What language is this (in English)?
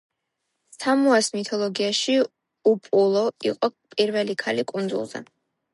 Georgian